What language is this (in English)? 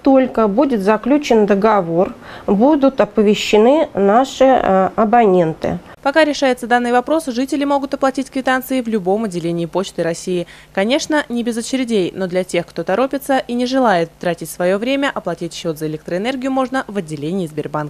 Russian